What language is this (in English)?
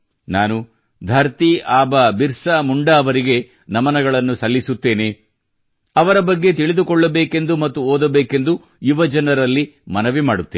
Kannada